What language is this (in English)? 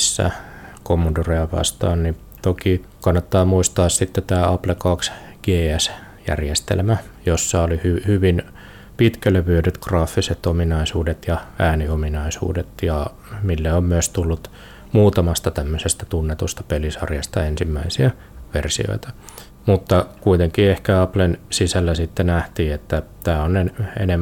Finnish